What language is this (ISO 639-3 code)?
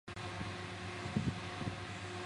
zho